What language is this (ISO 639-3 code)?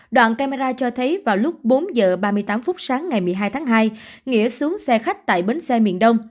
vie